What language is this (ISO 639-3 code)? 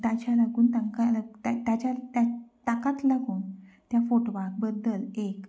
kok